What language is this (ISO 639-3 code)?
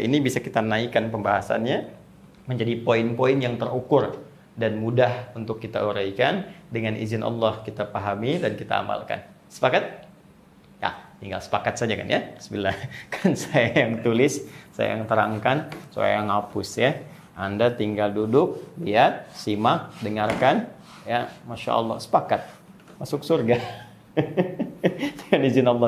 ind